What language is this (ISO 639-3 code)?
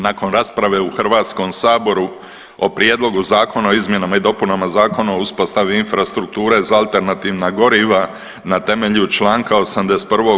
hrv